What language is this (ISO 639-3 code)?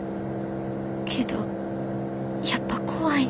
jpn